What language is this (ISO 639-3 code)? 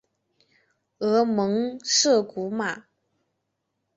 zho